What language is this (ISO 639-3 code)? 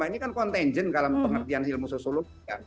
ind